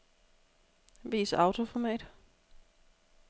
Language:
Danish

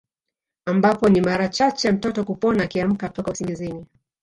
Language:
Swahili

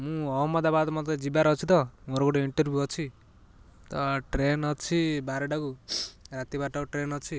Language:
Odia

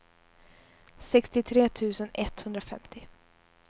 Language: Swedish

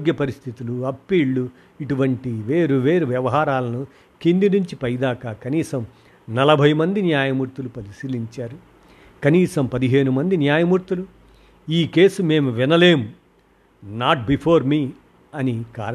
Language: Telugu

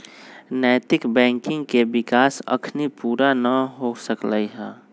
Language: Magahi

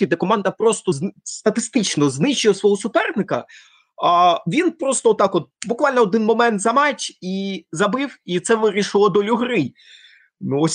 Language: Ukrainian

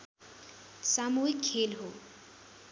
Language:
Nepali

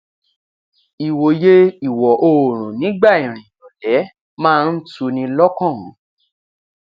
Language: Yoruba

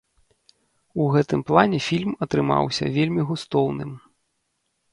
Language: Belarusian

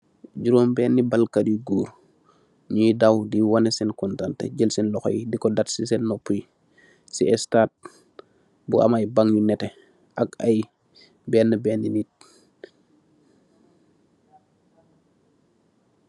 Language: Wolof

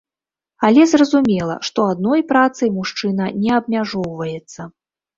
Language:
Belarusian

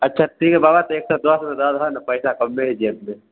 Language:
Maithili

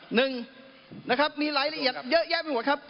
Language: Thai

